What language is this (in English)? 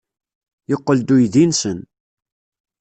Kabyle